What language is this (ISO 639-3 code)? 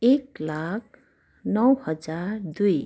nep